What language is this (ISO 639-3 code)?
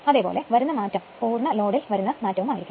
mal